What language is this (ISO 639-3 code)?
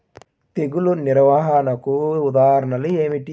tel